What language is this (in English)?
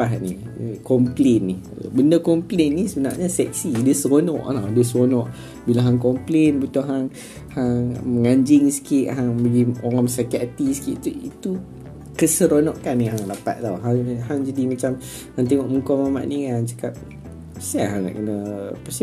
Malay